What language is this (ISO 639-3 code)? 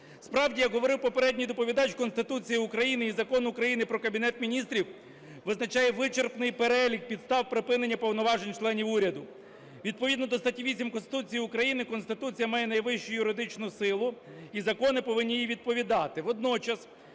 ukr